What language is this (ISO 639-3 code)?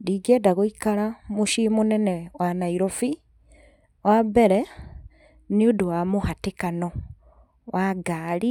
kik